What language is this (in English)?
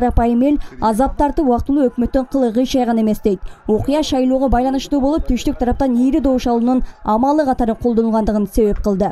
Turkish